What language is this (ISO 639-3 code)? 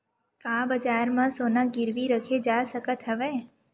hne